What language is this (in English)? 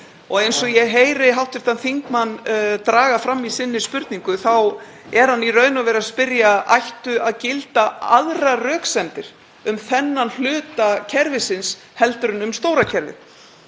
Icelandic